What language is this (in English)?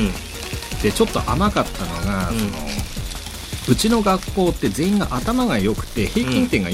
Japanese